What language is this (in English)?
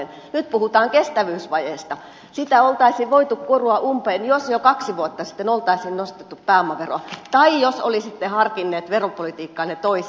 Finnish